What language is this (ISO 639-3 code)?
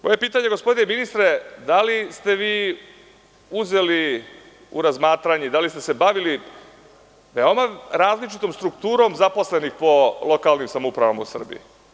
srp